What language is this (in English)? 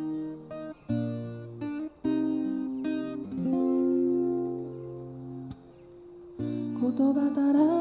Japanese